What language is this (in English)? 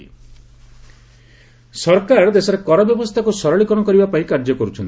Odia